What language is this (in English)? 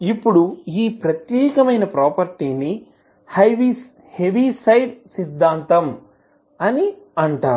Telugu